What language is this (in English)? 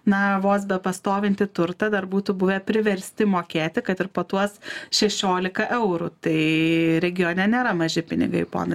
Lithuanian